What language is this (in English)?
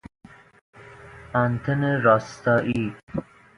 Persian